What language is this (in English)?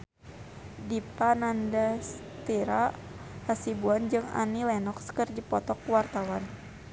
Sundanese